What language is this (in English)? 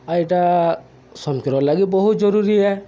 Odia